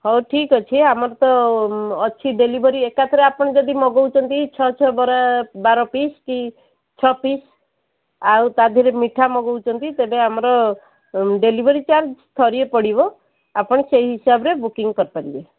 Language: Odia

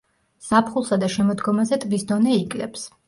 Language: Georgian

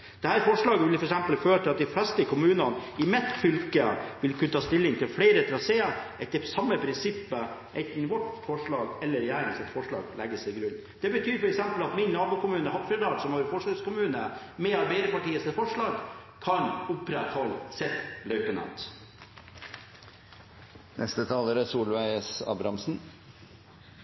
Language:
Norwegian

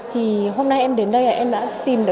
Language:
Vietnamese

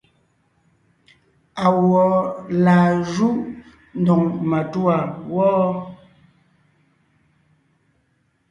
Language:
Ngiemboon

